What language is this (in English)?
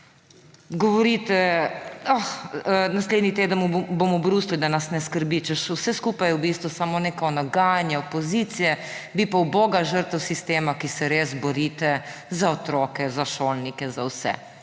Slovenian